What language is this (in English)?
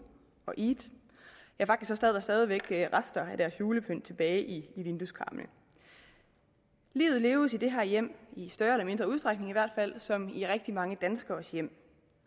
Danish